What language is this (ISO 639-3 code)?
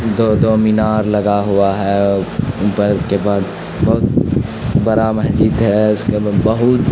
urd